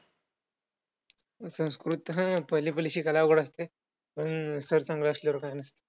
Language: Marathi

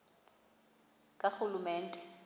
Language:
Xhosa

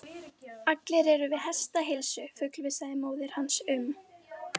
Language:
Icelandic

